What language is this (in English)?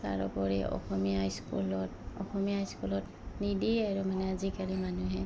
Assamese